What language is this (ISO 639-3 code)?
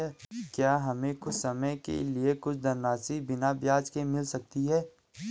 hin